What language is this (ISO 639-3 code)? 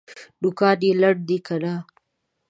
pus